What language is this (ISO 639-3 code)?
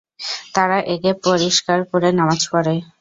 ben